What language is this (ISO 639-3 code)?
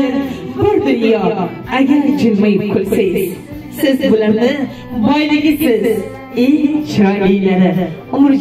tur